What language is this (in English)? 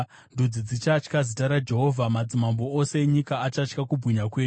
Shona